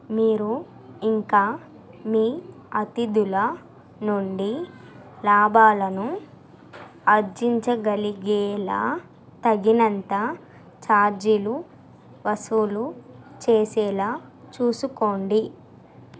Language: Telugu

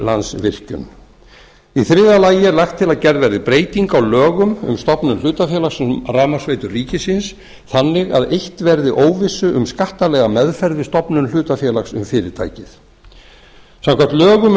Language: Icelandic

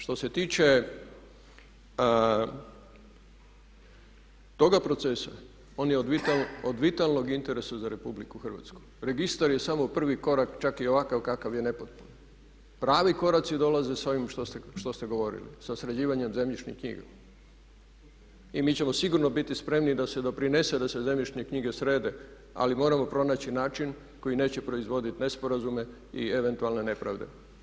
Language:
Croatian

